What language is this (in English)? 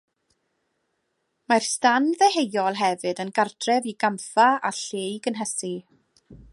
Welsh